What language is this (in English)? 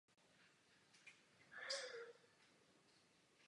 Czech